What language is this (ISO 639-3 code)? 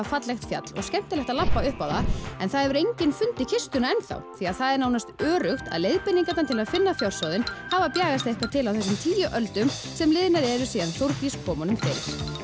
isl